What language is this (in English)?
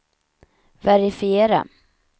Swedish